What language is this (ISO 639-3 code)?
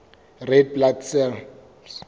sot